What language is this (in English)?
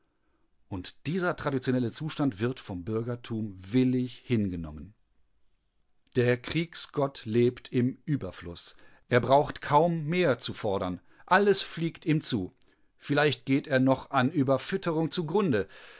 German